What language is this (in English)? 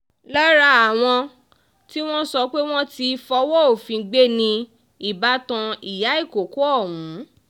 Yoruba